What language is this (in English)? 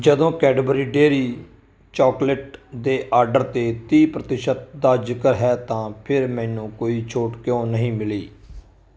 Punjabi